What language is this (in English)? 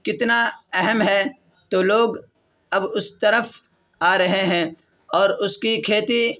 Urdu